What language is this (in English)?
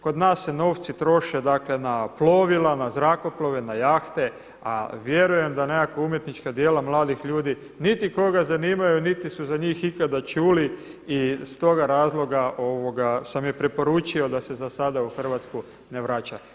Croatian